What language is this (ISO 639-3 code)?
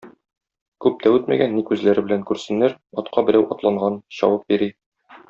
tat